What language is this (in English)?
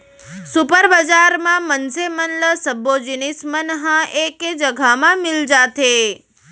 Chhattisgarhi